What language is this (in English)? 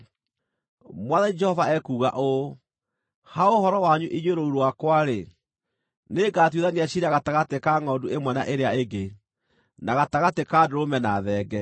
Kikuyu